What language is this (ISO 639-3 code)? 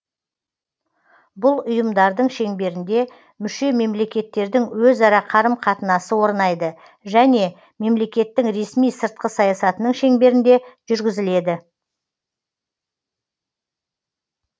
kaz